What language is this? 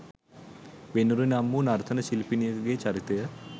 Sinhala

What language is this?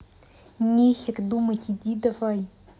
Russian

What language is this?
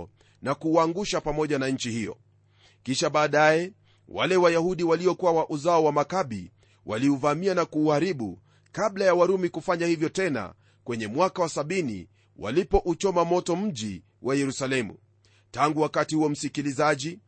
Swahili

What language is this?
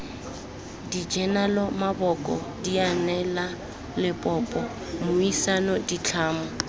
Tswana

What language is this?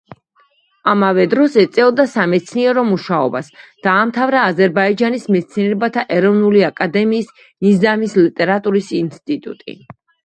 Georgian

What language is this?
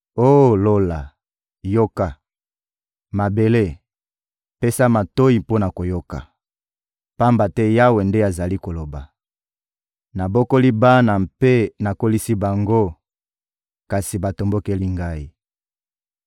Lingala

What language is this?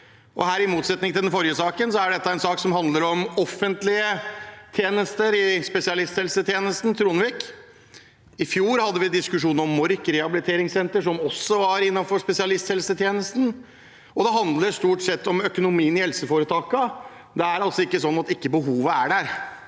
Norwegian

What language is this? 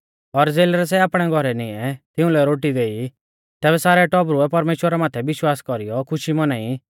Mahasu Pahari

